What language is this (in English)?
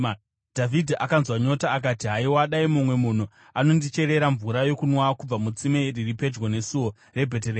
Shona